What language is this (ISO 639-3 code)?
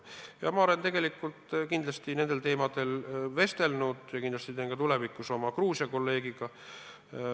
est